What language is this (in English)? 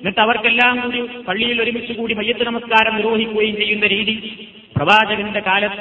Malayalam